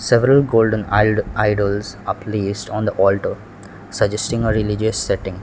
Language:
English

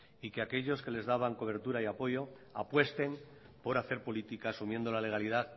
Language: Spanish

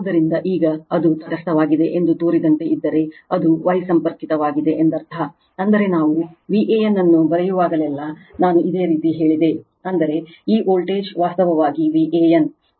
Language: Kannada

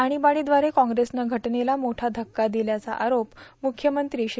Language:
Marathi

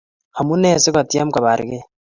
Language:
Kalenjin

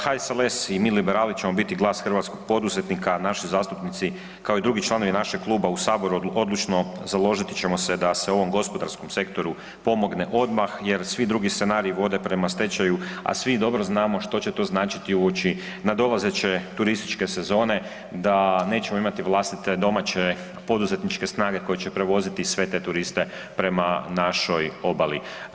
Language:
Croatian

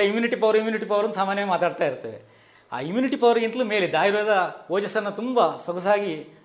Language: Kannada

